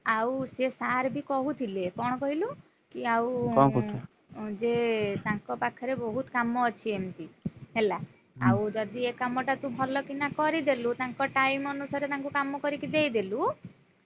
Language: Odia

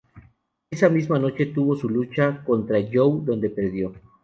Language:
Spanish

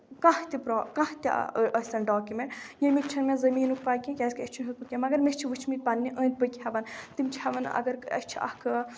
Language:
Kashmiri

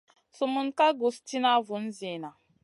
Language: Masana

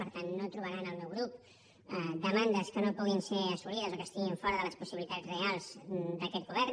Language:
Catalan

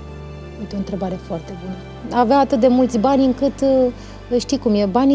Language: Romanian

